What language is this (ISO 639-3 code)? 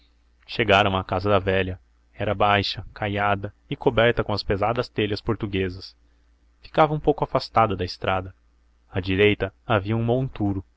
por